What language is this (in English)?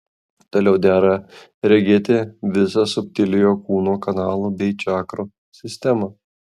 Lithuanian